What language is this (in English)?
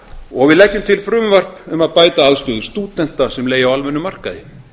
Icelandic